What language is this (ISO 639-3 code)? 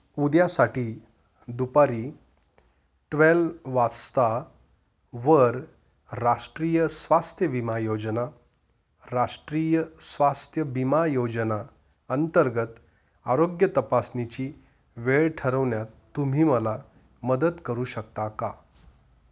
mar